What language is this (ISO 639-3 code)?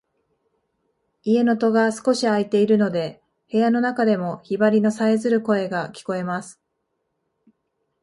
jpn